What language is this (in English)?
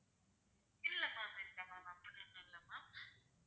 Tamil